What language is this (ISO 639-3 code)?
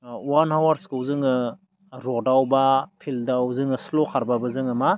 brx